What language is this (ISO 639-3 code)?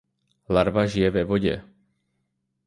ces